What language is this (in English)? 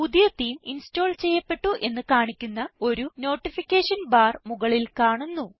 Malayalam